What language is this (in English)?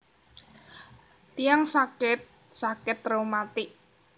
Javanese